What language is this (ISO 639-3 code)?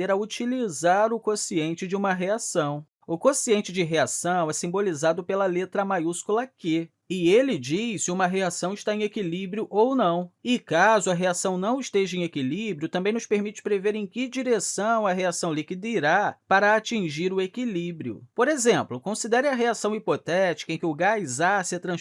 por